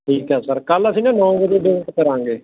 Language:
Punjabi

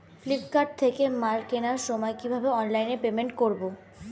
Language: Bangla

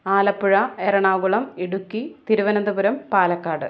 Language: Malayalam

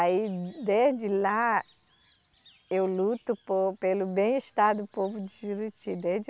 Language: Portuguese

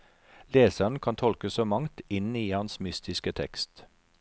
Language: Norwegian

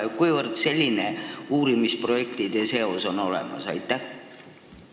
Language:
Estonian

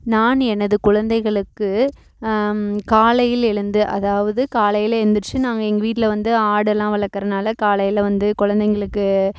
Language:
Tamil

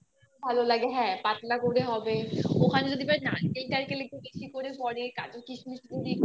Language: Bangla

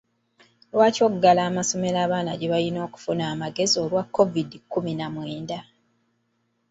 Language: Ganda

